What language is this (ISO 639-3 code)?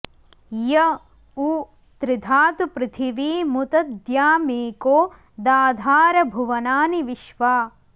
san